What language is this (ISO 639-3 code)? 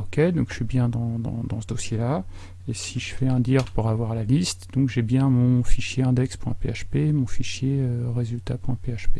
fra